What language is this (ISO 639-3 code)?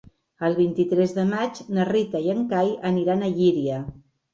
cat